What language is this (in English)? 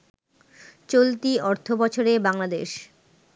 Bangla